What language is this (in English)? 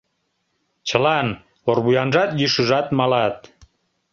Mari